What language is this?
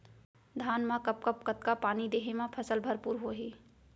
Chhattisgarhi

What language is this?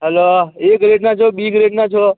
Gujarati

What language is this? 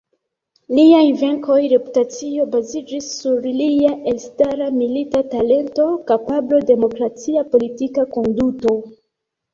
Esperanto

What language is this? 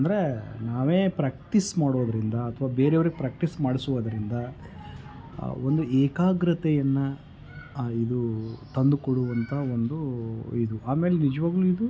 Kannada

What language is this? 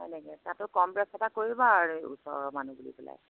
Assamese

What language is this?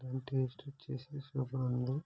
Telugu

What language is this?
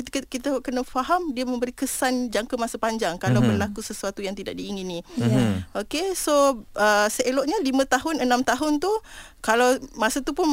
Malay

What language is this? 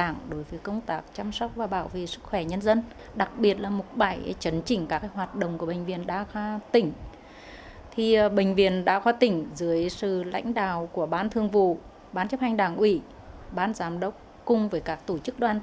Vietnamese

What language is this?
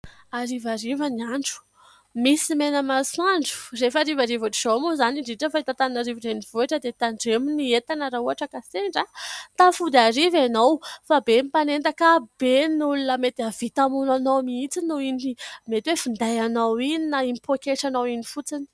Malagasy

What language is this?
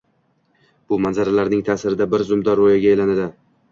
Uzbek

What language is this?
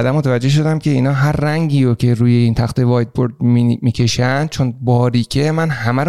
Persian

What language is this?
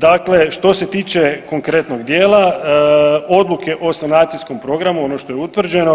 Croatian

